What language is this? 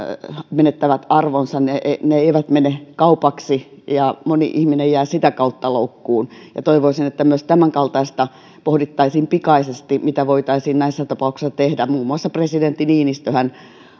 Finnish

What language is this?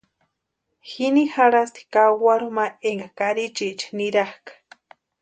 Western Highland Purepecha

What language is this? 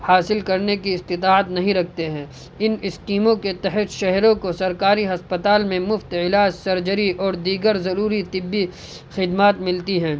Urdu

